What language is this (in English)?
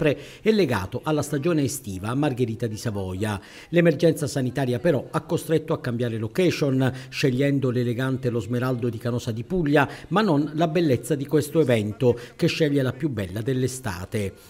Italian